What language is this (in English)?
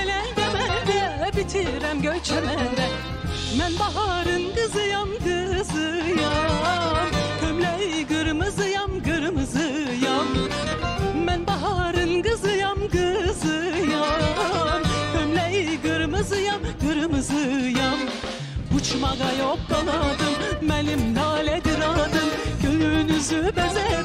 Turkish